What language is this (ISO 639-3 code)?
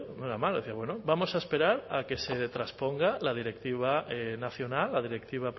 spa